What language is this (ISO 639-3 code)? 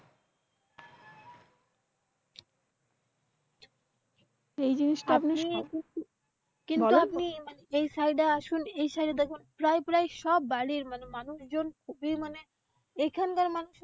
ben